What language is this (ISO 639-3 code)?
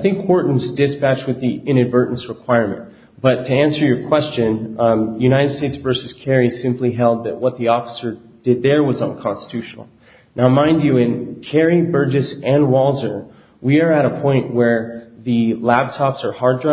eng